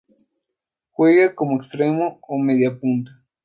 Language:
Spanish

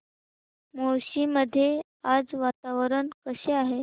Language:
Marathi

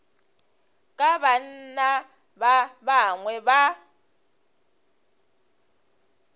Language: Northern Sotho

